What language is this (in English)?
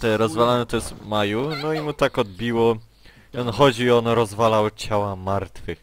Polish